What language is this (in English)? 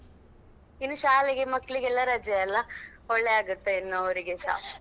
Kannada